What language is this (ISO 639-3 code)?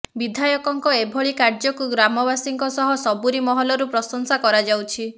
ori